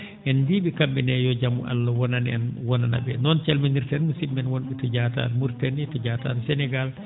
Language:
Fula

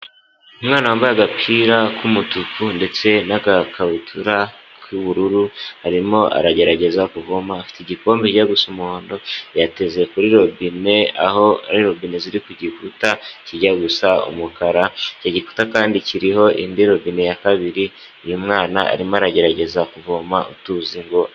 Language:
Kinyarwanda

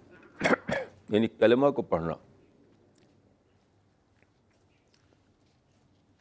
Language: Urdu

